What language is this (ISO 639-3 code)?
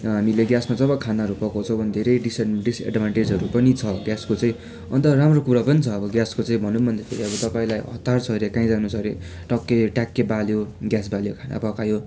nep